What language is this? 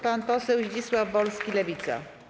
Polish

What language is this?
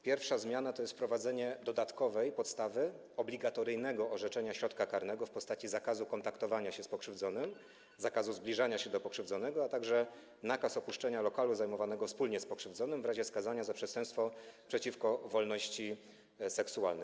Polish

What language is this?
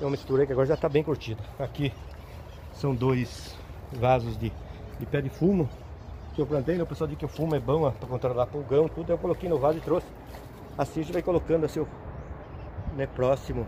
Portuguese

